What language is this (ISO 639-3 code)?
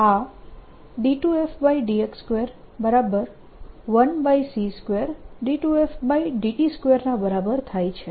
guj